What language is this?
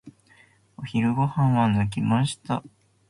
Japanese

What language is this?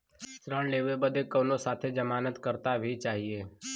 Bhojpuri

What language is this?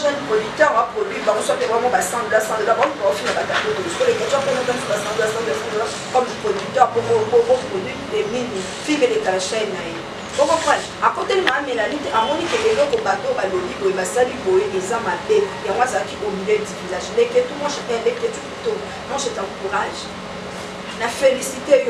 French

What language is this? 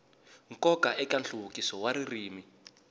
Tsonga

